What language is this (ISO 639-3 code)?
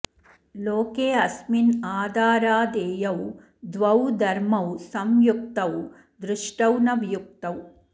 san